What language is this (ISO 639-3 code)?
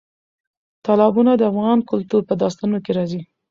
pus